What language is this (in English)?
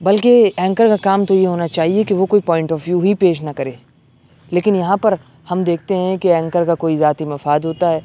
Urdu